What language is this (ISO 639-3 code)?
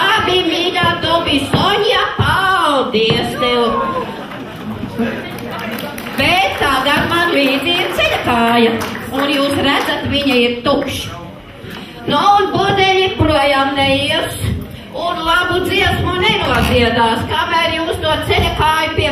ukr